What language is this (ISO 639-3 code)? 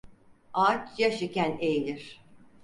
tur